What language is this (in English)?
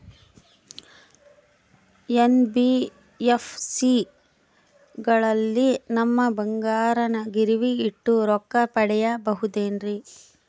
Kannada